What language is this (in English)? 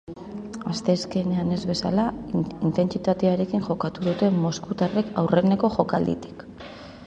Basque